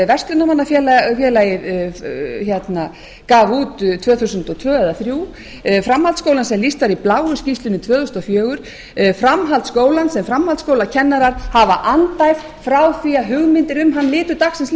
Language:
Icelandic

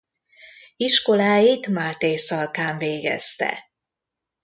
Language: Hungarian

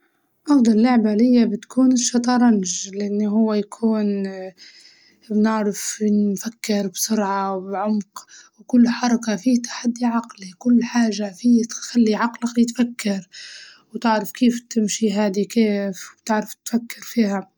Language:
Libyan Arabic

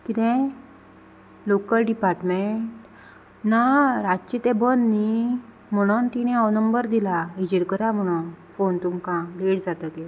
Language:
Konkani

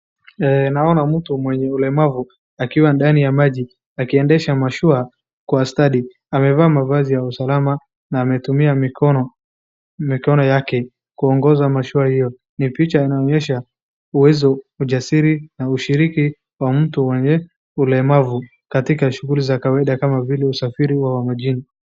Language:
Swahili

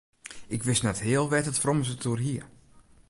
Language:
Western Frisian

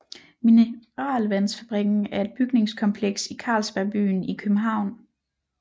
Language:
Danish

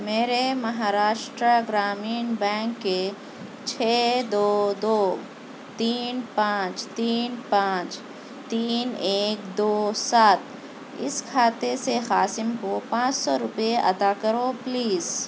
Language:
Urdu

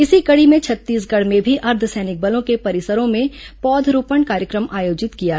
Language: Hindi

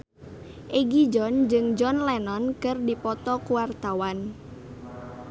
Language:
Sundanese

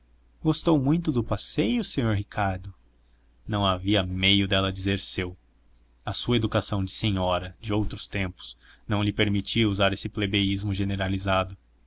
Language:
Portuguese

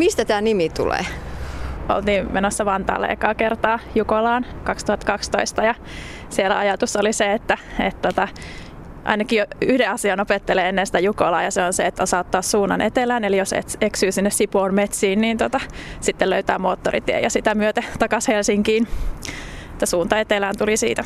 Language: Finnish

